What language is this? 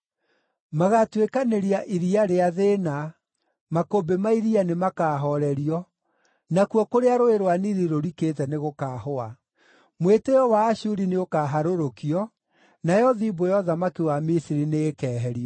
Kikuyu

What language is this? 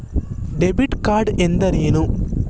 Kannada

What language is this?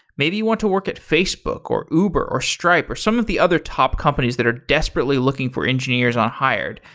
English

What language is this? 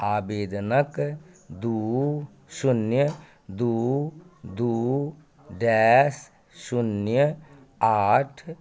Maithili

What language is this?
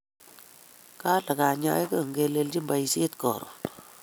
Kalenjin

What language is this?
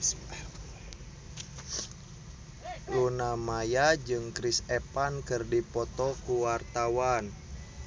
Sundanese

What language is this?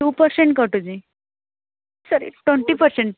Odia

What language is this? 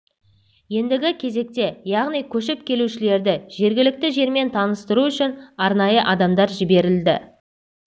Kazakh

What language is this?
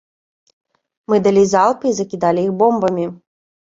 Belarusian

